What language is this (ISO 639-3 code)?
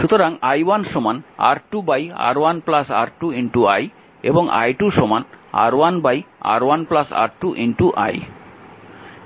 ben